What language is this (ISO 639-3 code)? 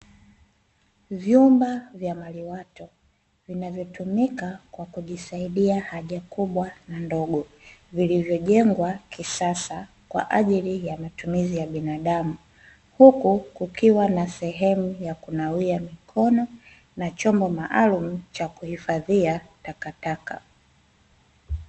swa